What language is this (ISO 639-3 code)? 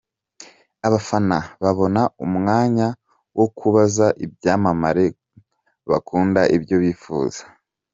kin